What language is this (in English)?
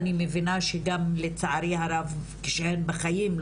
Hebrew